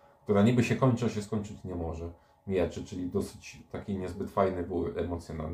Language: Polish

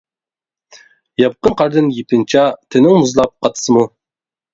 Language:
Uyghur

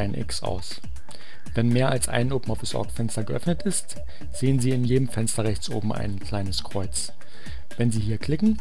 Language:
German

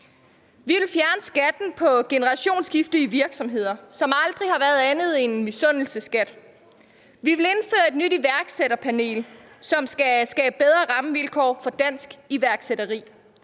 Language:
Danish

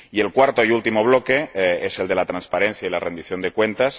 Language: Spanish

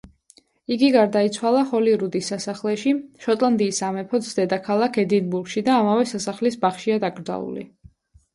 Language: Georgian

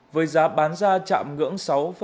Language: Vietnamese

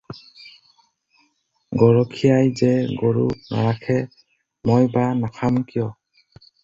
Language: Assamese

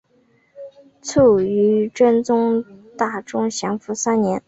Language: Chinese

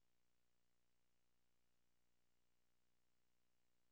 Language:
Danish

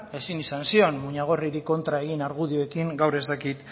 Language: Basque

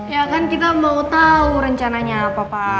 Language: Indonesian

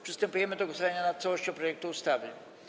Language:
Polish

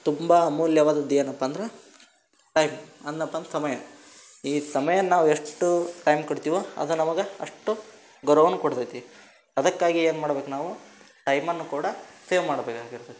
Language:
Kannada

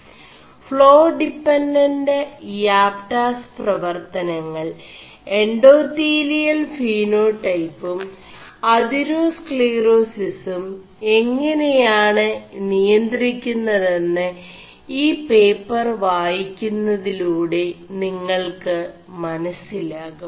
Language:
Malayalam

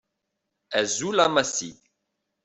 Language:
Kabyle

